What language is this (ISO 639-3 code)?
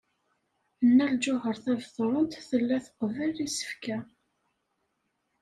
kab